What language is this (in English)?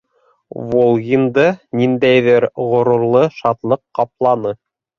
Bashkir